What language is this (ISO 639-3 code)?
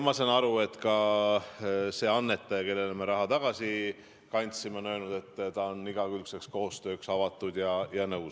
est